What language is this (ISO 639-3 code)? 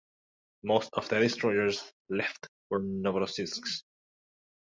eng